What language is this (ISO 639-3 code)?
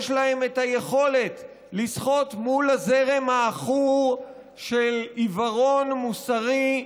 heb